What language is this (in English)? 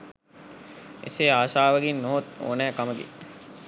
Sinhala